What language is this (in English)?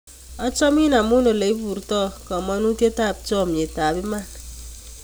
Kalenjin